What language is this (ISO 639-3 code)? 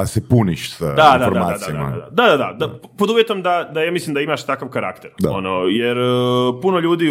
hrv